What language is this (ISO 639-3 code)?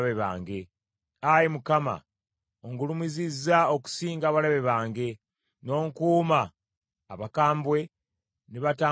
lug